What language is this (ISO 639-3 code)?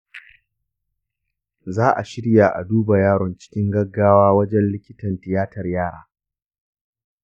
hau